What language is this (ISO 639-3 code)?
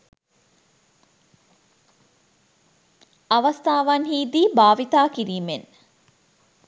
sin